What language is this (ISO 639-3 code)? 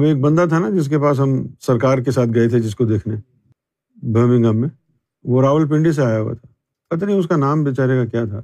urd